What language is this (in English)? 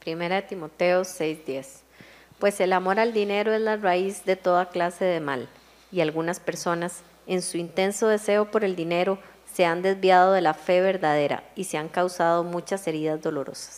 Spanish